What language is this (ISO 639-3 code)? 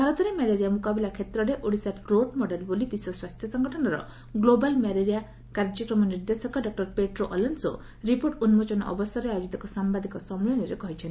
ori